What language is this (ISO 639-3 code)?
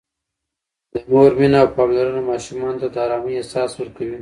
pus